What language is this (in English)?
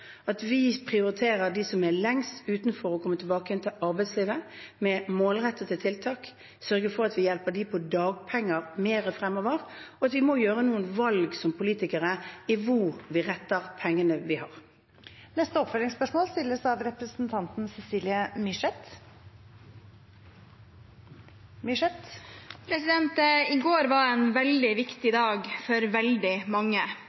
Norwegian